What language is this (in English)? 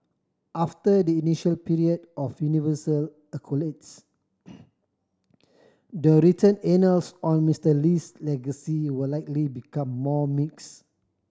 English